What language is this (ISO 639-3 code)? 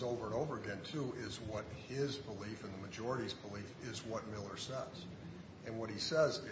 eng